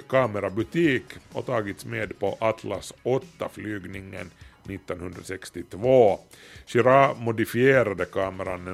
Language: Swedish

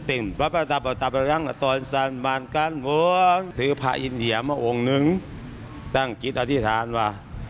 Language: Thai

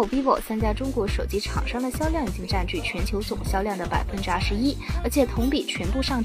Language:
Chinese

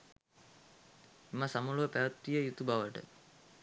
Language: Sinhala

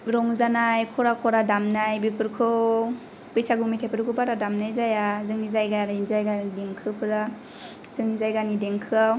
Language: Bodo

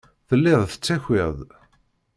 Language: Kabyle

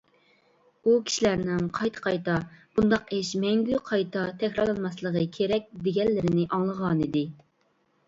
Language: Uyghur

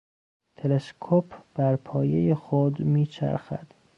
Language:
Persian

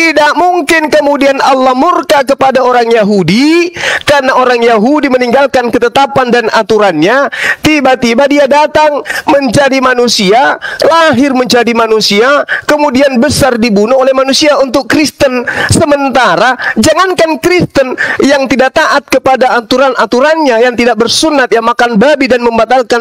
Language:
Indonesian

